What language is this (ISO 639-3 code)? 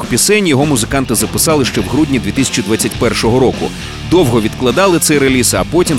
ukr